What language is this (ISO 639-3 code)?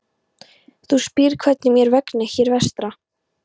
isl